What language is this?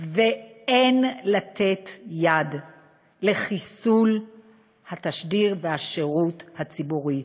Hebrew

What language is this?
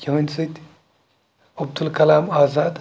Kashmiri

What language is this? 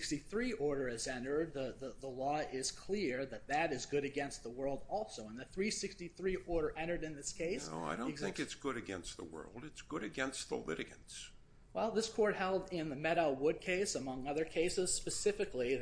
English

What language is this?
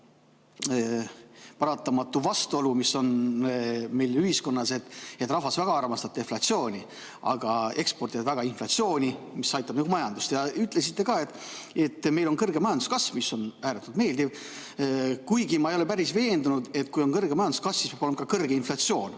Estonian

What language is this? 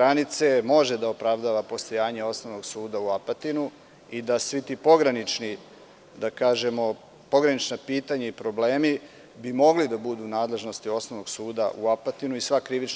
Serbian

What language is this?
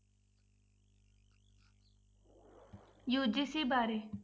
Punjabi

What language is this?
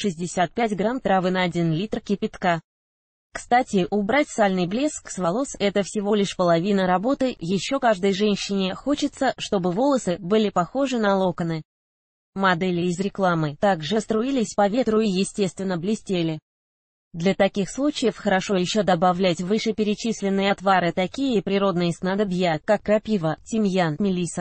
Russian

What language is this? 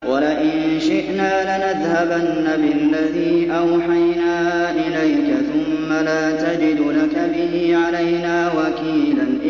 Arabic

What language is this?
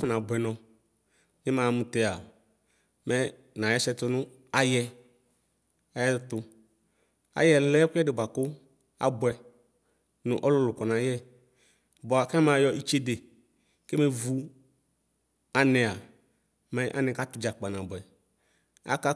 Ikposo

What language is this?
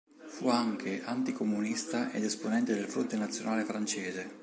Italian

